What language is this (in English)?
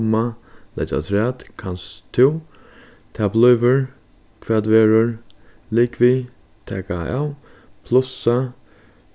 Faroese